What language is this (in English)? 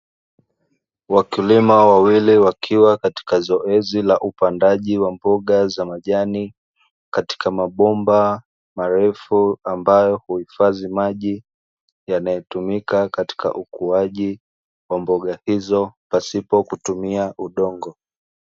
Swahili